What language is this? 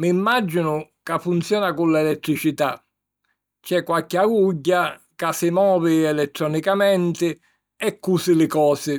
Sicilian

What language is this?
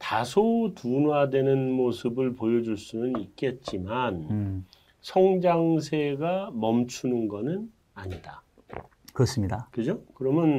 Korean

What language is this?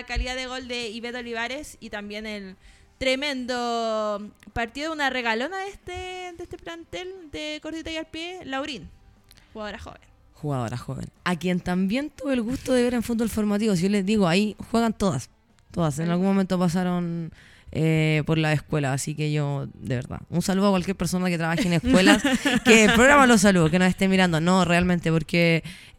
Spanish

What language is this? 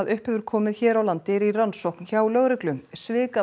Icelandic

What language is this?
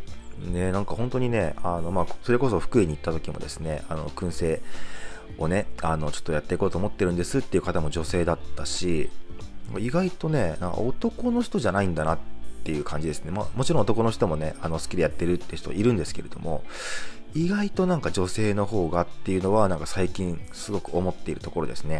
Japanese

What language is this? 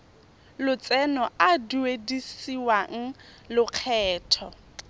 Tswana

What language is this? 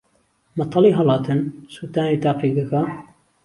Central Kurdish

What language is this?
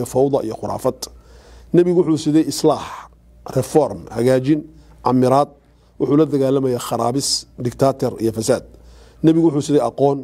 Arabic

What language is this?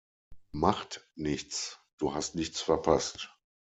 German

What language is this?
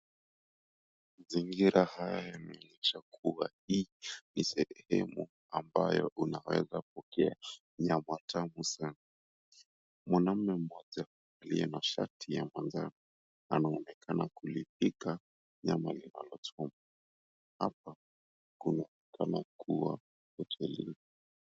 Swahili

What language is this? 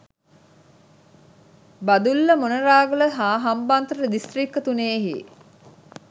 Sinhala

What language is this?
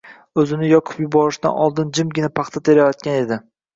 Uzbek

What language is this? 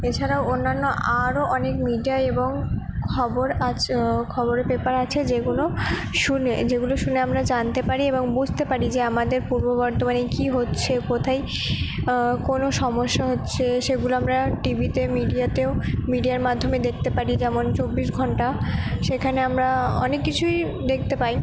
Bangla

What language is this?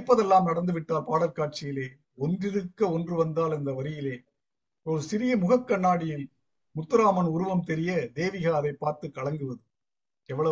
Tamil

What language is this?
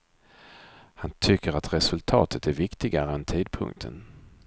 Swedish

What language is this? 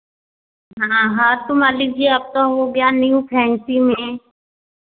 Hindi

